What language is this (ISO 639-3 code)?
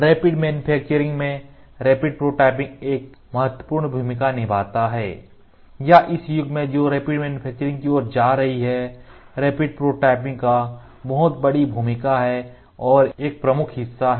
hin